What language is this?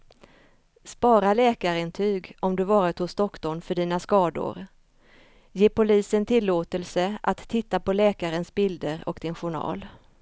Swedish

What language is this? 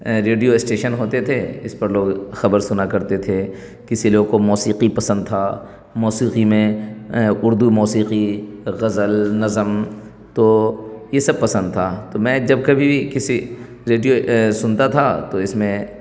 Urdu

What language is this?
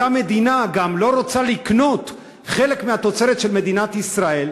Hebrew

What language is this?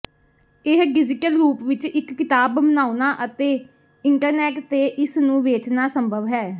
Punjabi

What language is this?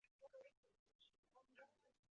Chinese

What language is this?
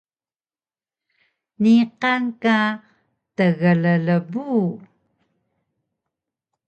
Taroko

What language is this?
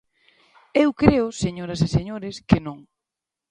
Galician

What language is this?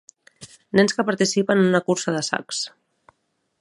Catalan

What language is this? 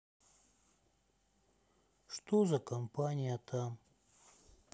Russian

